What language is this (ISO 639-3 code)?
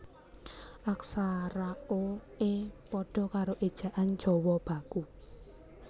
jav